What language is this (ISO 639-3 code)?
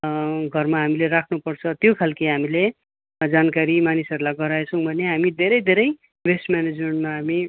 nep